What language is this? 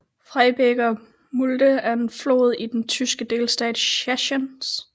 Danish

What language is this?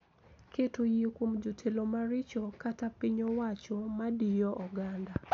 Luo (Kenya and Tanzania)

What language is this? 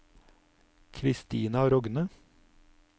Norwegian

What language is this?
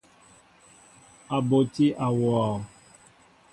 Mbo (Cameroon)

